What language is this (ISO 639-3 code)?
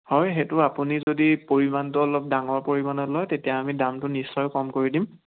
asm